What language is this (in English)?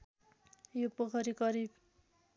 Nepali